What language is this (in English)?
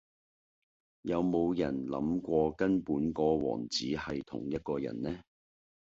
Cantonese